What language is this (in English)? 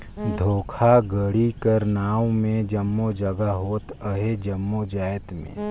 Chhattisgarhi